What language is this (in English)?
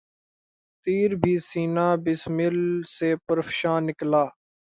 Urdu